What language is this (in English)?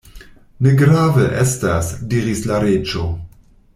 Esperanto